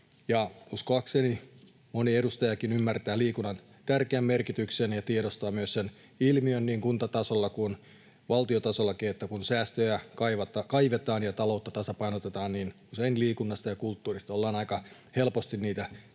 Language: Finnish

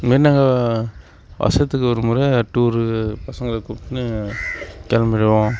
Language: Tamil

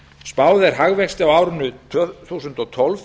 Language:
Icelandic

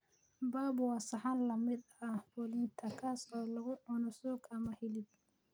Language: Somali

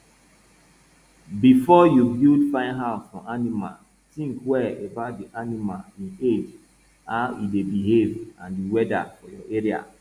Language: Nigerian Pidgin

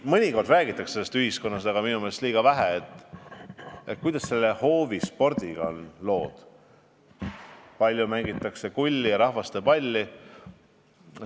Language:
Estonian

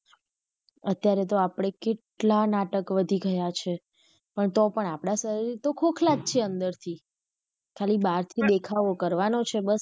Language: Gujarati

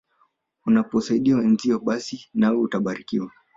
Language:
Swahili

